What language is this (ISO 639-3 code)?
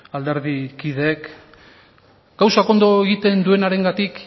eus